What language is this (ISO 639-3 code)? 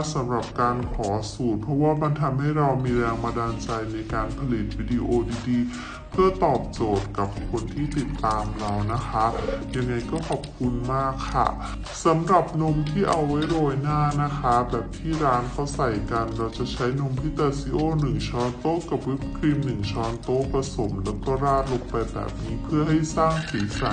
tha